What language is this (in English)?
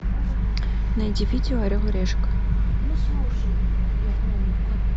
Russian